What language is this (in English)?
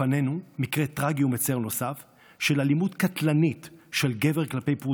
Hebrew